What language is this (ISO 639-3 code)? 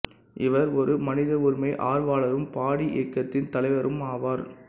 tam